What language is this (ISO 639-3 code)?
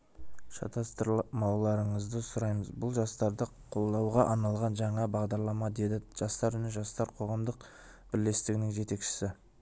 kaz